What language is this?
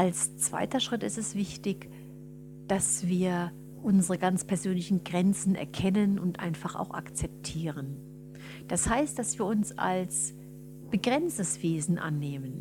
German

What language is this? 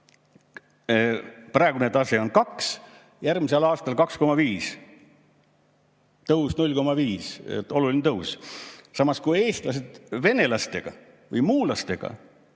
Estonian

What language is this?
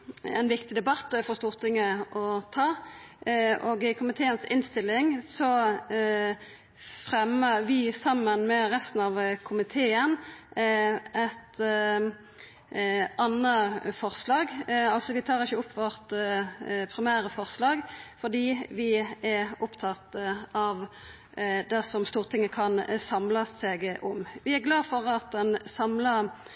Norwegian Nynorsk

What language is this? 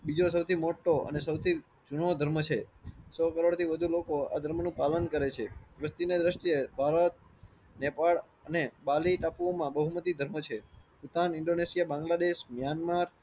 Gujarati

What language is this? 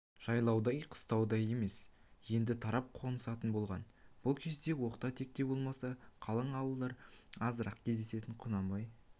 Kazakh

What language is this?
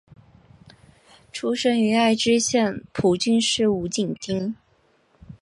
Chinese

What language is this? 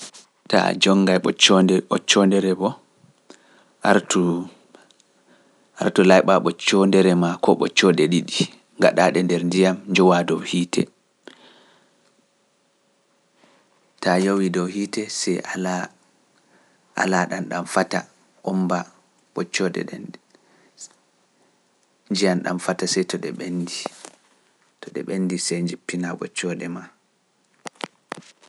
Fula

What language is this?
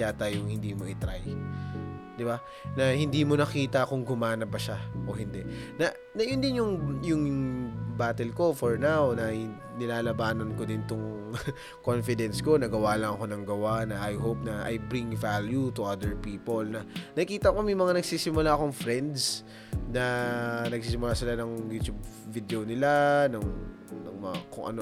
Filipino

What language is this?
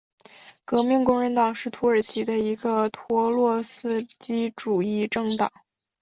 Chinese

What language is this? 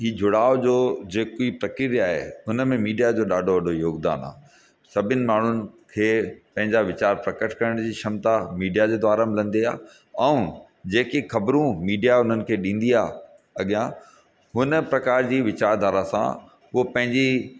Sindhi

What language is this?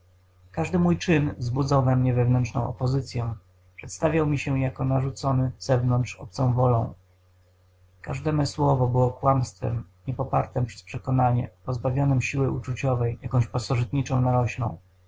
Polish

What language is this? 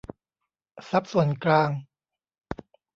Thai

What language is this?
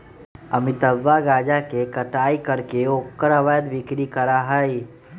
Magahi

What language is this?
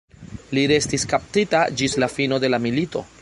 Esperanto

